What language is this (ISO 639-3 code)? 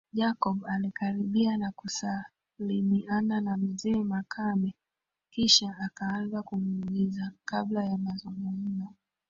swa